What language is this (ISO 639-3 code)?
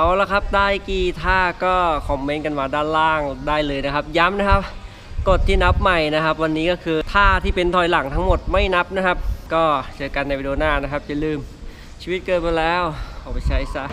tha